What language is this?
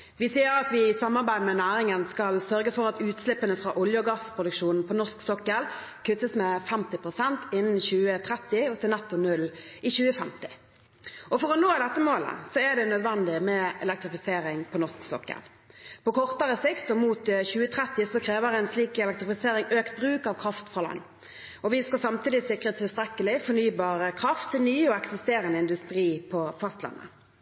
Norwegian Bokmål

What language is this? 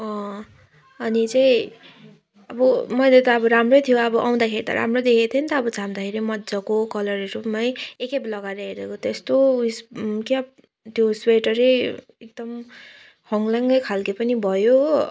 Nepali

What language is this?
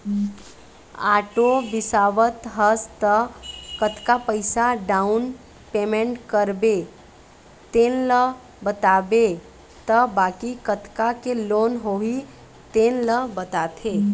Chhattisgarhi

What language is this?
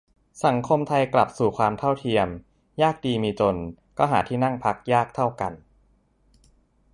Thai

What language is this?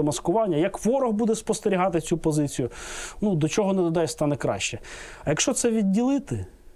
Ukrainian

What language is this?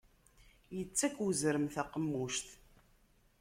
Kabyle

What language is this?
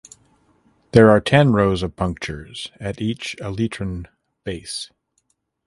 English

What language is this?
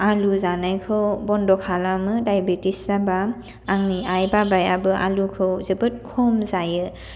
Bodo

